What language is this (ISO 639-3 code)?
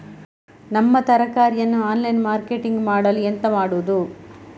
kan